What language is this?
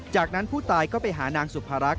Thai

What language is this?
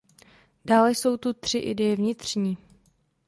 Czech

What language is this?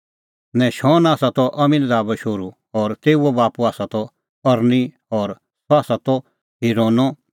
Kullu Pahari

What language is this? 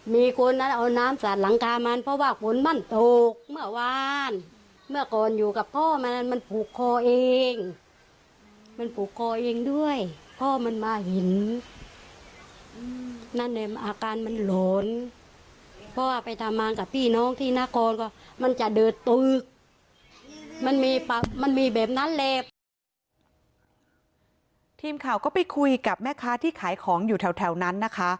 Thai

